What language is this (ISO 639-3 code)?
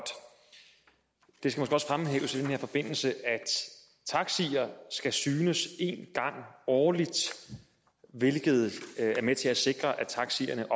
dan